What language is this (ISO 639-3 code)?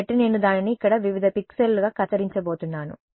tel